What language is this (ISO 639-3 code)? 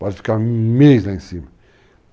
por